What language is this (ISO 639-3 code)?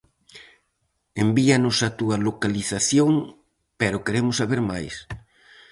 glg